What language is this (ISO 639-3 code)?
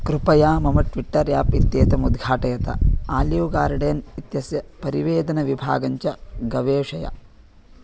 san